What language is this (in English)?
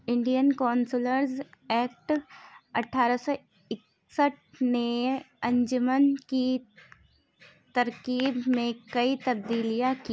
Urdu